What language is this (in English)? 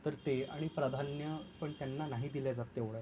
Marathi